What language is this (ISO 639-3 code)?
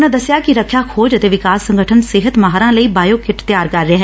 pan